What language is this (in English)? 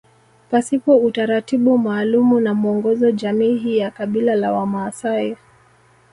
Swahili